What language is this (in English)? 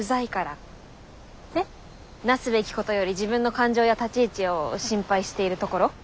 Japanese